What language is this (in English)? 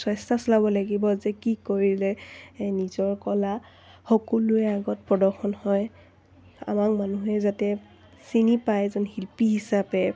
Assamese